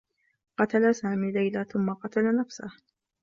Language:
Arabic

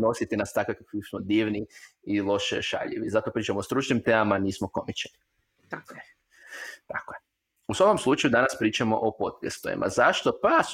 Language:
Croatian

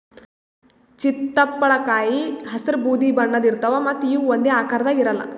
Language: Kannada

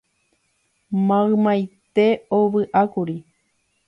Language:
Guarani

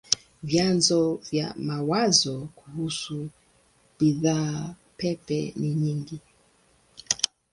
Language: Swahili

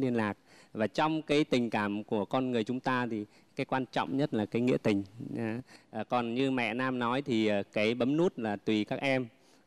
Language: Vietnamese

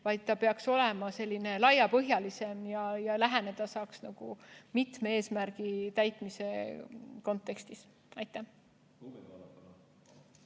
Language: Estonian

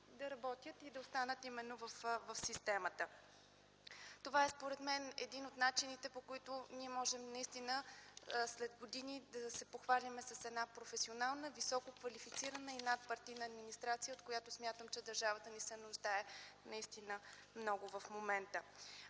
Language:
Bulgarian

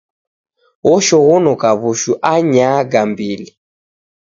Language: Taita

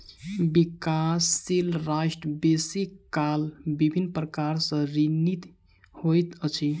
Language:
Maithili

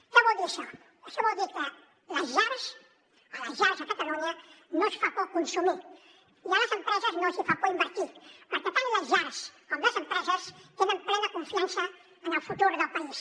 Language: Catalan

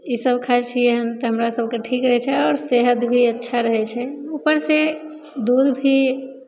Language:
Maithili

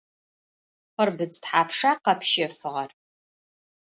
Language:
Adyghe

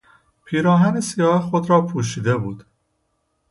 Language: Persian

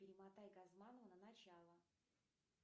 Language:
Russian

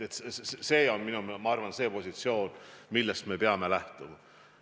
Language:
Estonian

